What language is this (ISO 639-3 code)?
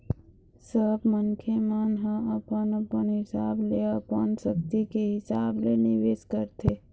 hne